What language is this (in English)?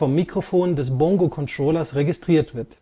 German